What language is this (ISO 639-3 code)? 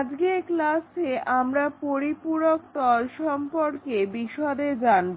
ben